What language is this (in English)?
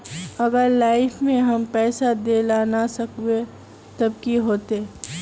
Magahi